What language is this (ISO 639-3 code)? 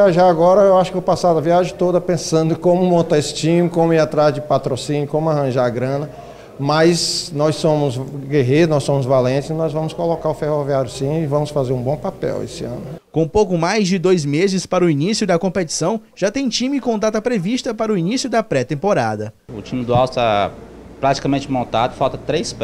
por